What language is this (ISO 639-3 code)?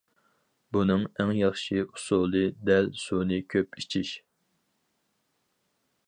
uig